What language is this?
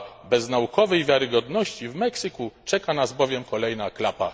Polish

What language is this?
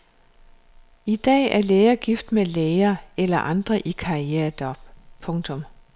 Danish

